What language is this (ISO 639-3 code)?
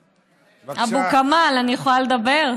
heb